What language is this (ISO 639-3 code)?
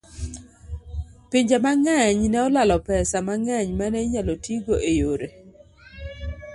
luo